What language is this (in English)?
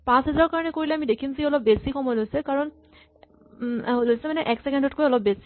Assamese